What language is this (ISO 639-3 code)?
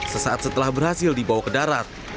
ind